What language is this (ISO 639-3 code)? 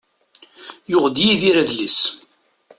kab